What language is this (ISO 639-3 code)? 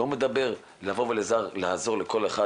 heb